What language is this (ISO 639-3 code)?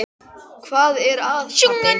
isl